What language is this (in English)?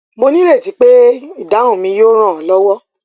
Yoruba